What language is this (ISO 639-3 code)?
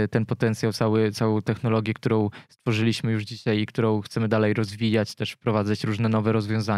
pol